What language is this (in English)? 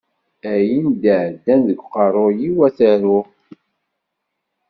Kabyle